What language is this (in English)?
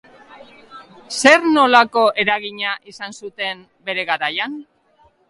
Basque